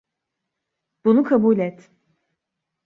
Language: Turkish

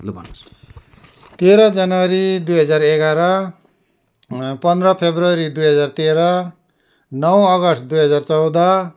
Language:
Nepali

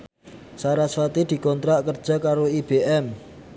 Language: Javanese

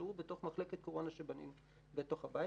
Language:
Hebrew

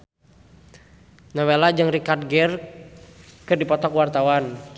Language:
Sundanese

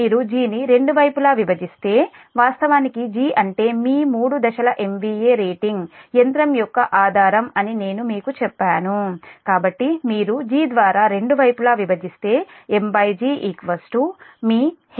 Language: Telugu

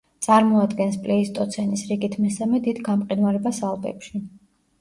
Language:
Georgian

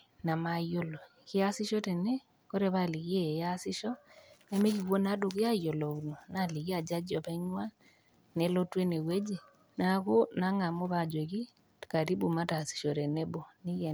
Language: Masai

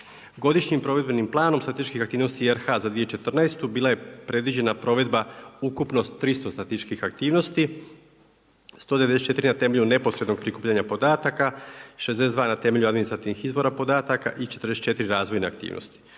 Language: Croatian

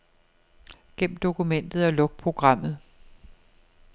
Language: Danish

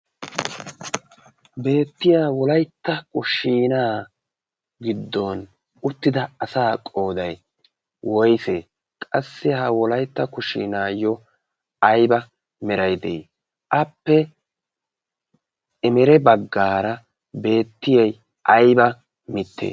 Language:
Wolaytta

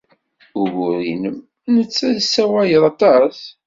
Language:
Kabyle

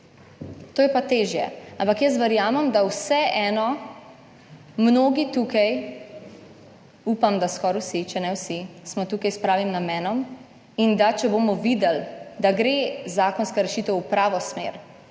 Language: Slovenian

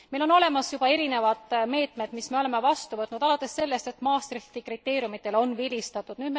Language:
Estonian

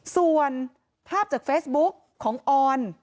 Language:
Thai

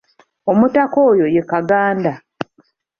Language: Ganda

